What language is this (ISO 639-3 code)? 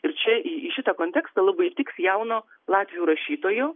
lit